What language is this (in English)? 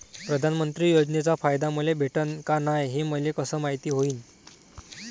Marathi